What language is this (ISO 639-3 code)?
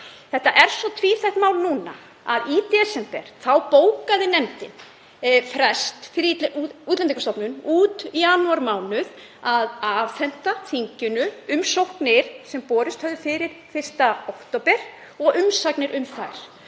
isl